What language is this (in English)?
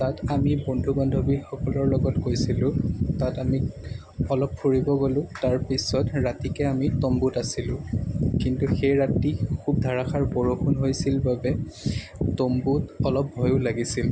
Assamese